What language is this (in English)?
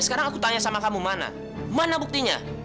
Indonesian